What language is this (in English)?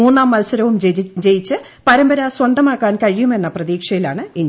Malayalam